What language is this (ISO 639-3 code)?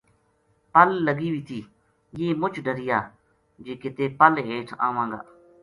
gju